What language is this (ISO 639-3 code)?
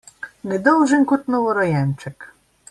slv